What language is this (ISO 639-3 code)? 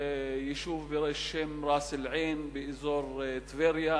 heb